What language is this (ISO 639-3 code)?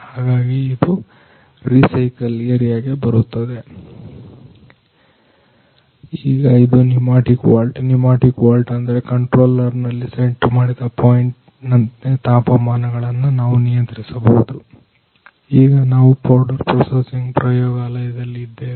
kan